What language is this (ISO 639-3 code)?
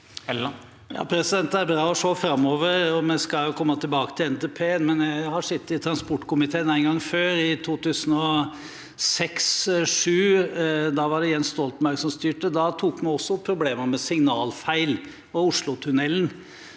nor